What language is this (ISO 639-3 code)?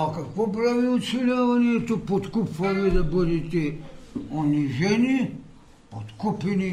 bul